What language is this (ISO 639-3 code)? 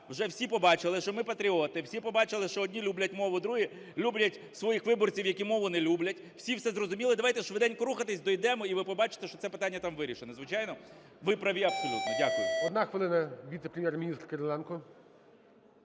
ukr